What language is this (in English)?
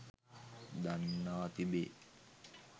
Sinhala